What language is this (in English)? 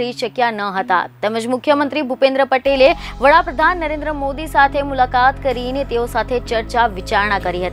Hindi